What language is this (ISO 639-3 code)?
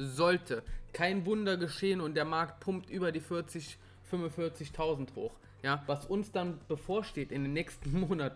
deu